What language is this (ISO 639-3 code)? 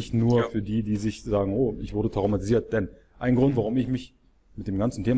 deu